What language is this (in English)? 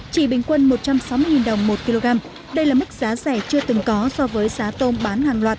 Vietnamese